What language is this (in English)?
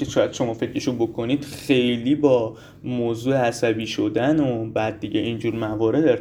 Persian